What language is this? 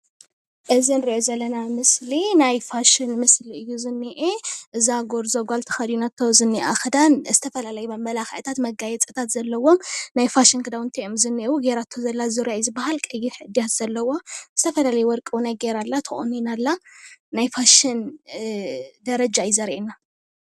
Tigrinya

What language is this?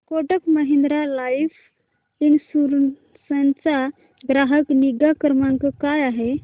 Marathi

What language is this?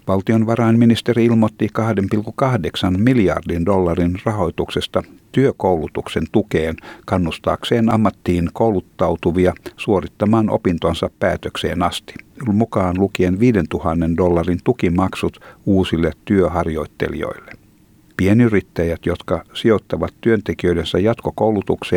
Finnish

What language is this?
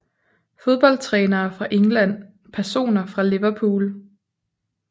Danish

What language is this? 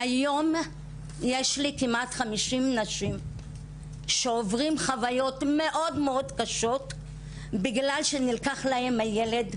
Hebrew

